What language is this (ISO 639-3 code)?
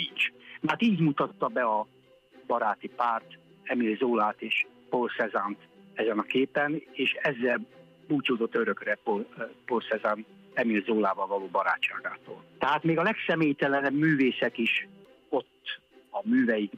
hun